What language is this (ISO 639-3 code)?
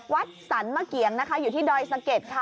tha